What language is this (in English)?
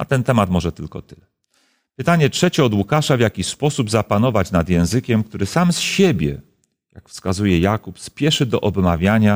Polish